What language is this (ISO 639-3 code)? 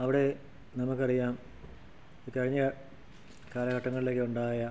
mal